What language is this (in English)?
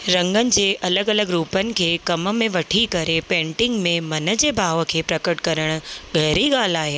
Sindhi